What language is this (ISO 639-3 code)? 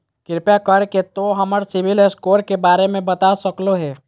mag